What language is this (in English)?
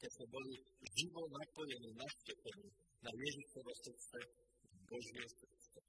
Slovak